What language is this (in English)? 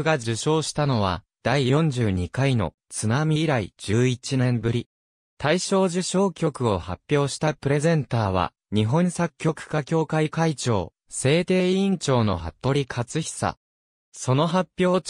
Japanese